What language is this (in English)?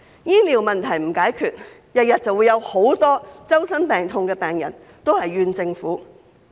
Cantonese